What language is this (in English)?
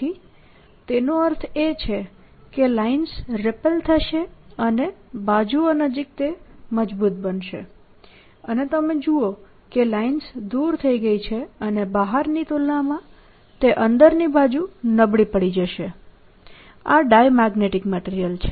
Gujarati